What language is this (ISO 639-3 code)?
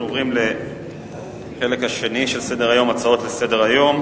heb